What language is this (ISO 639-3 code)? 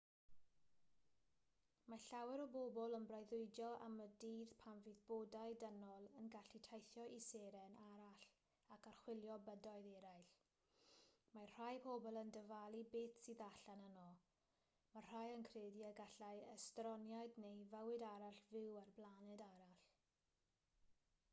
cym